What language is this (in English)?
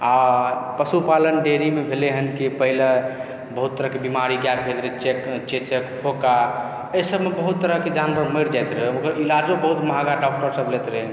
Maithili